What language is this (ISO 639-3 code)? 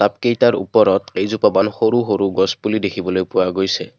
asm